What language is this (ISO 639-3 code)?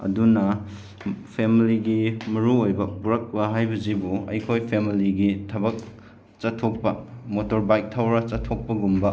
mni